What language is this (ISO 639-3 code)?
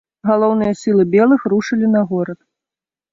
bel